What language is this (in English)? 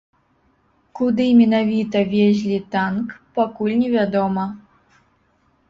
Belarusian